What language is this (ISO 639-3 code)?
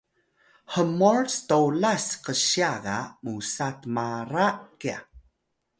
tay